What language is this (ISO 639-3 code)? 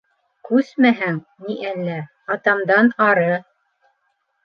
bak